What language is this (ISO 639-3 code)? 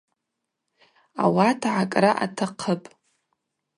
abq